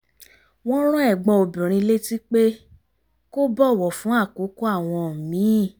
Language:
Yoruba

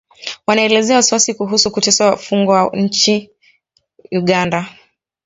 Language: Swahili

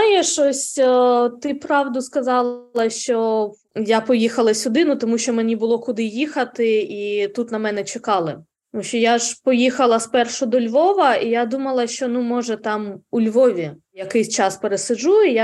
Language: Ukrainian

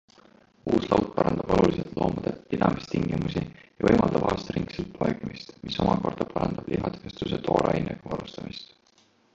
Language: Estonian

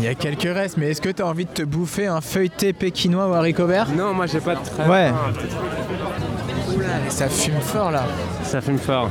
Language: French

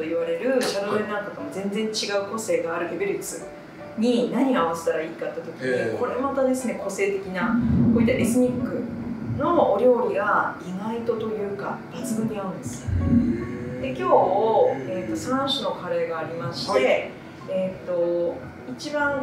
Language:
Japanese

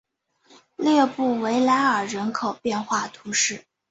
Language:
Chinese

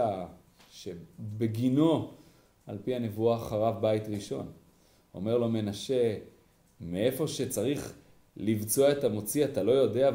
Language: Hebrew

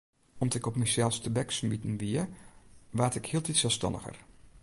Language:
Western Frisian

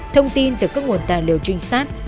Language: Vietnamese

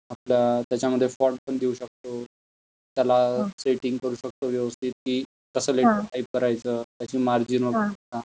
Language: Marathi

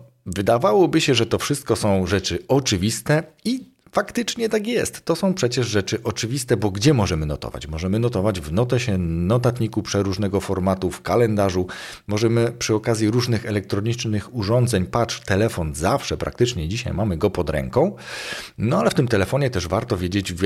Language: Polish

